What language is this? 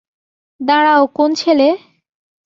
Bangla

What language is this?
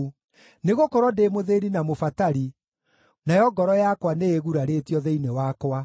Kikuyu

